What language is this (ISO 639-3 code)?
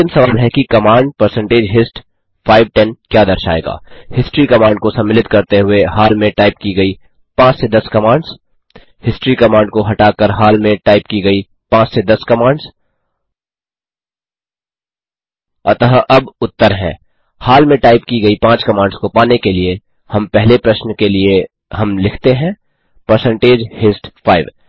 hin